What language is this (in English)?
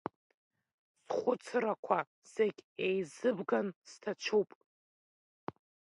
Abkhazian